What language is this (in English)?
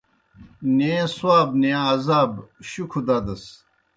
Kohistani Shina